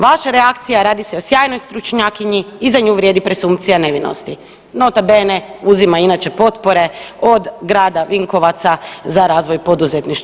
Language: Croatian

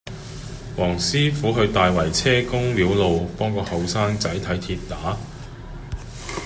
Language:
Cantonese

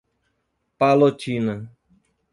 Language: Portuguese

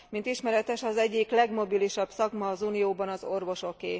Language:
Hungarian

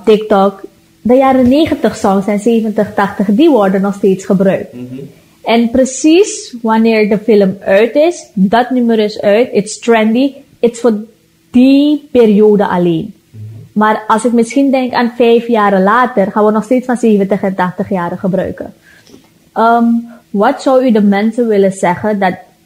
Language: Dutch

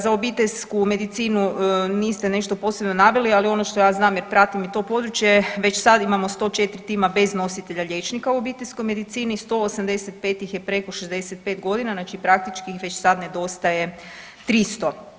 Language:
Croatian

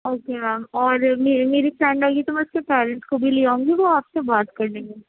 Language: Urdu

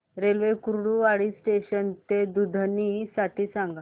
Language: Marathi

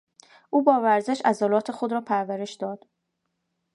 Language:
Persian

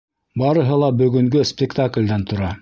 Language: Bashkir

